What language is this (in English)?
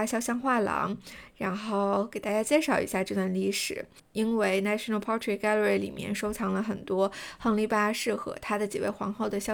Chinese